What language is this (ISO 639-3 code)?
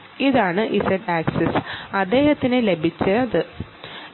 mal